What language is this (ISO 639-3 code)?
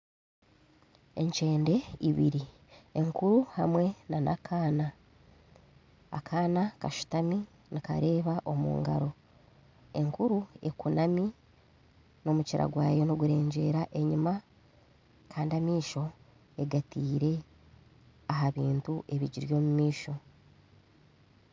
nyn